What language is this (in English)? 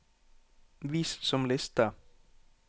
Norwegian